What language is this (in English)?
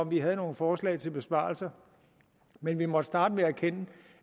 Danish